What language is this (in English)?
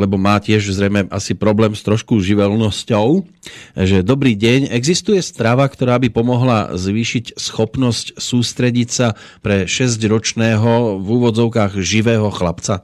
Slovak